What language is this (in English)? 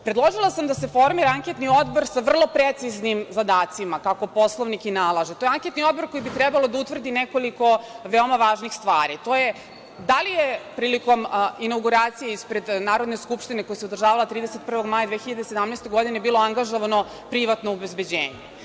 Serbian